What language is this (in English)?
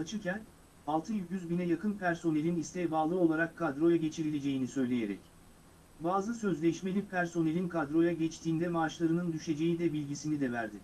Turkish